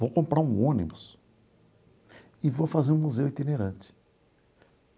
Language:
Portuguese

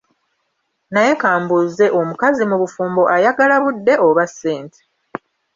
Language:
Ganda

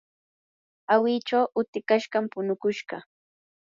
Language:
Yanahuanca Pasco Quechua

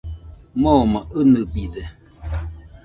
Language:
Nüpode Huitoto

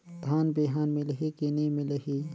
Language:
Chhattisgarhi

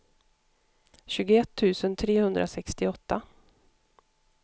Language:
Swedish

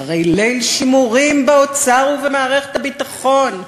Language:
Hebrew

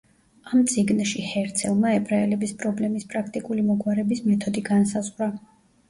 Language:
Georgian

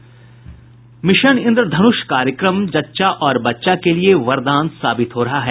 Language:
Hindi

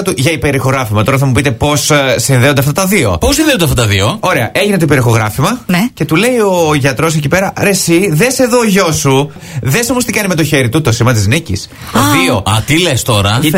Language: Greek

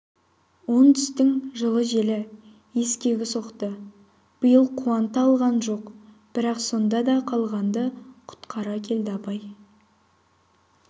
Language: Kazakh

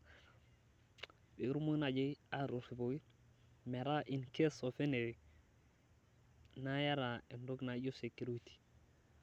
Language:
Masai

